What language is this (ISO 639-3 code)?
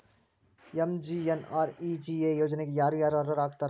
kan